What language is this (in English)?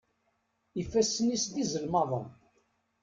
Kabyle